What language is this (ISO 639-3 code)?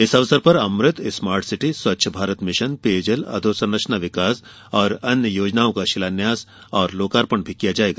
hin